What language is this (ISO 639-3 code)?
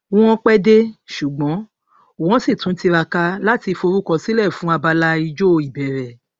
yor